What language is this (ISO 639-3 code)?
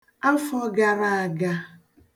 ibo